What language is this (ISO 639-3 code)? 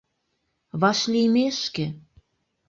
chm